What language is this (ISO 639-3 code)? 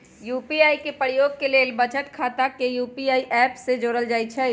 mag